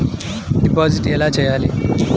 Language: Telugu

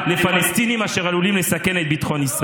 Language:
Hebrew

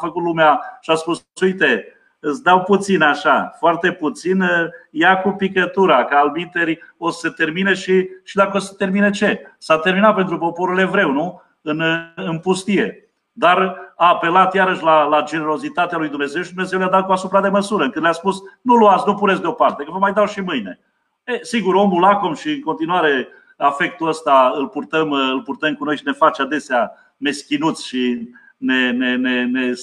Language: Romanian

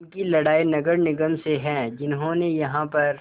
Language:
Hindi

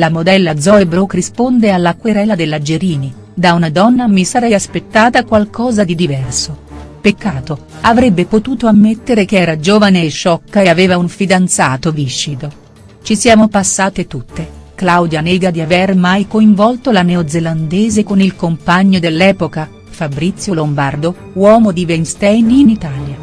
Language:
Italian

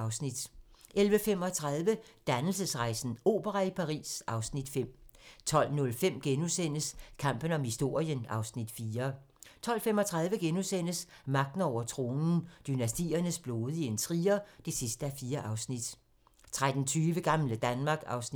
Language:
Danish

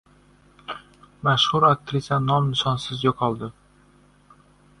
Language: Uzbek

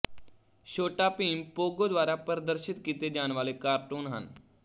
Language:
Punjabi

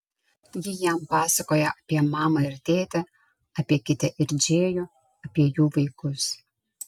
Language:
Lithuanian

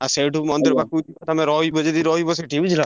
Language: Odia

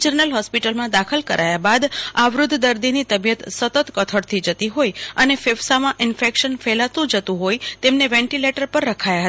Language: Gujarati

